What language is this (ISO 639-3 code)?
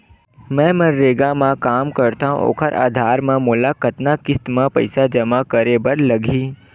hne